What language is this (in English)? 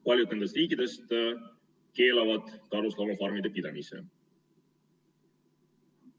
Estonian